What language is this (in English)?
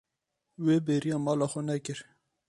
Kurdish